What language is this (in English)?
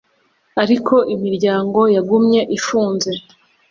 Kinyarwanda